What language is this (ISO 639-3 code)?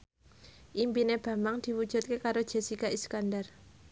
jav